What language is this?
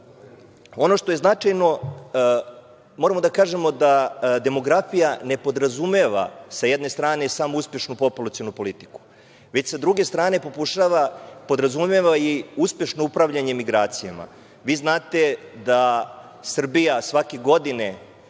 Serbian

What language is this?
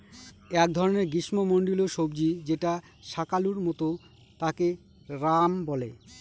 Bangla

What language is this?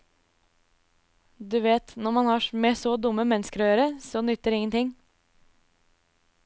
Norwegian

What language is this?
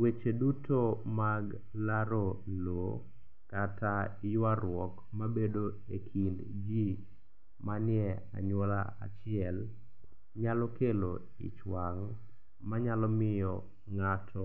Luo (Kenya and Tanzania)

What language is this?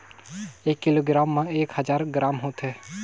Chhattisgarhi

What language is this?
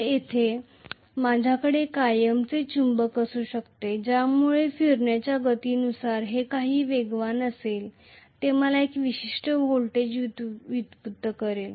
Marathi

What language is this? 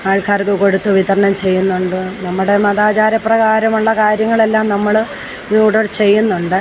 Malayalam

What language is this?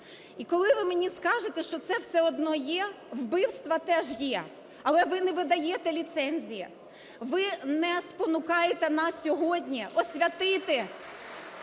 Ukrainian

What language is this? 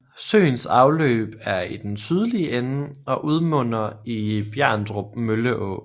Danish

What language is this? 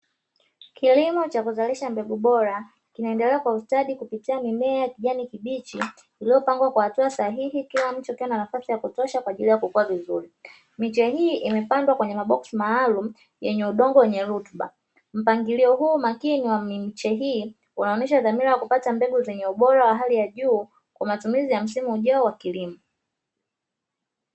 Swahili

